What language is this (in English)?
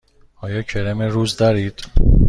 Persian